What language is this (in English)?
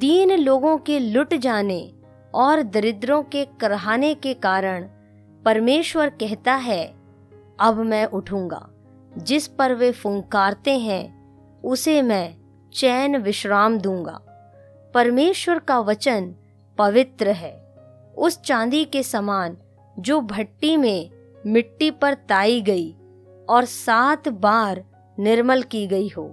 Hindi